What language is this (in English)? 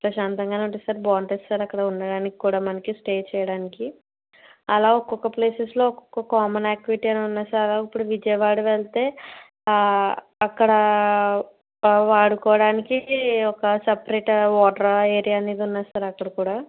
Telugu